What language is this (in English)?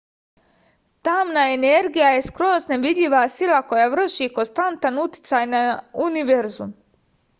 Serbian